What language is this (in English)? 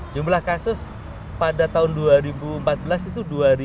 Indonesian